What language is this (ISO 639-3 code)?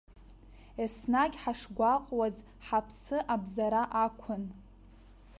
abk